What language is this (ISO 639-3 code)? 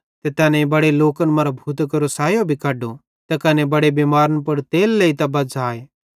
bhd